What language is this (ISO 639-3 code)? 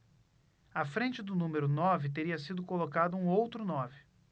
por